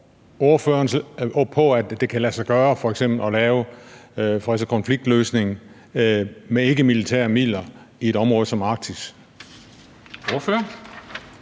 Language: Danish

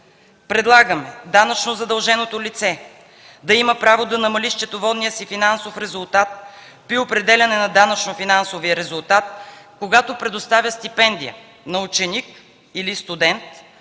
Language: Bulgarian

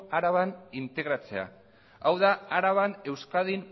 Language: Basque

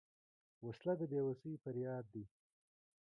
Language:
Pashto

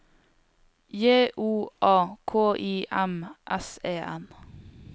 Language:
Norwegian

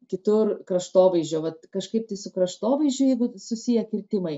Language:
Lithuanian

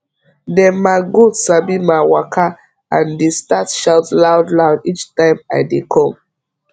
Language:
Nigerian Pidgin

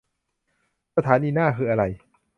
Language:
Thai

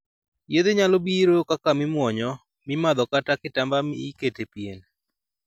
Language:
Luo (Kenya and Tanzania)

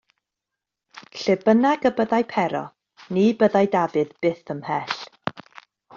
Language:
Welsh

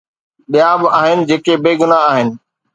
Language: Sindhi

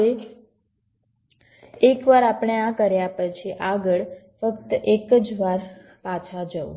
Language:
Gujarati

